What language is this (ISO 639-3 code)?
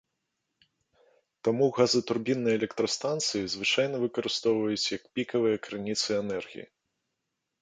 bel